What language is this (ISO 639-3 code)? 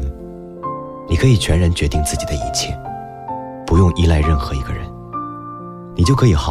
zho